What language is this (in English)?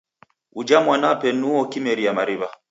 Taita